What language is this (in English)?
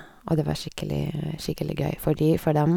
Norwegian